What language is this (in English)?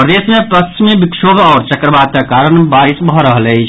Maithili